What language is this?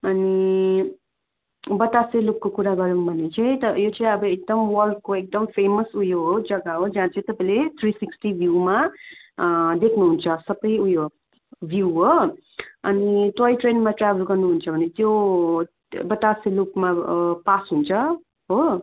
Nepali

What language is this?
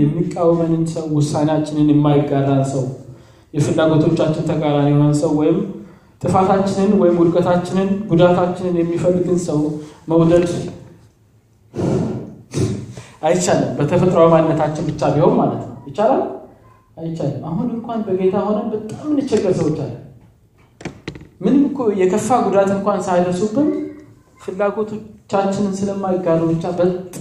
Amharic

